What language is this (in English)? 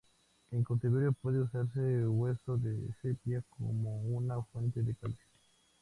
Spanish